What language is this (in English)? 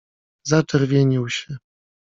Polish